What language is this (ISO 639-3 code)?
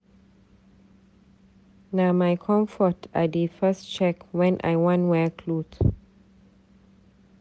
pcm